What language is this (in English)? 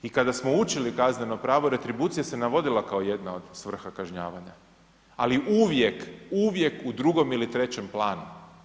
Croatian